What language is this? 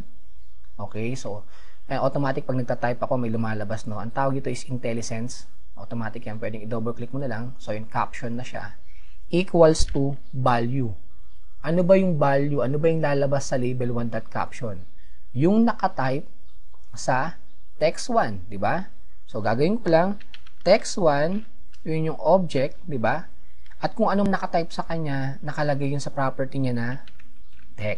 Filipino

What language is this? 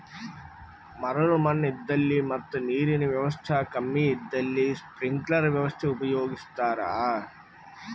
Kannada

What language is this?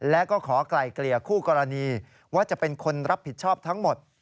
Thai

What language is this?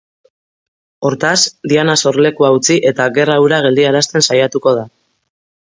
Basque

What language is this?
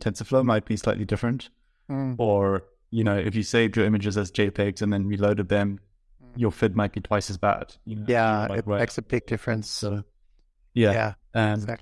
English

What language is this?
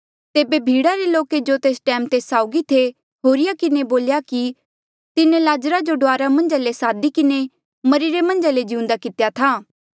Mandeali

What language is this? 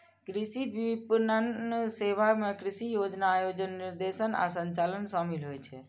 Maithili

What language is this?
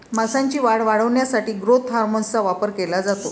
Marathi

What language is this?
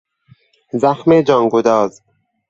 Persian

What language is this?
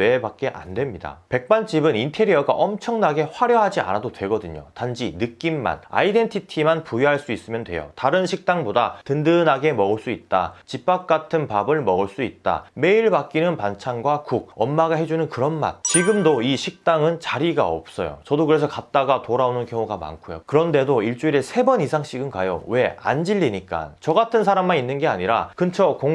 Korean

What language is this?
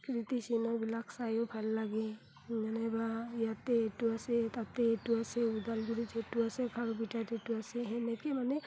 Assamese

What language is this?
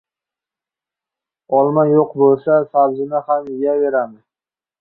Uzbek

